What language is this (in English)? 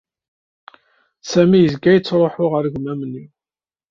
Kabyle